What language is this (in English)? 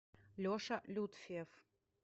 Russian